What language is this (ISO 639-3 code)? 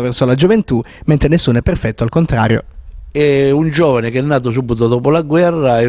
ita